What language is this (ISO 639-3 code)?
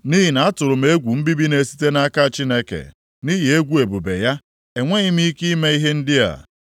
ibo